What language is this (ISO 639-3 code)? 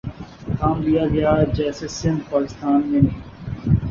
urd